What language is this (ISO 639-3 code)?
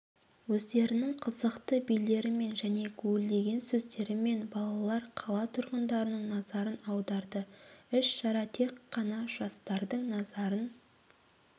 kaz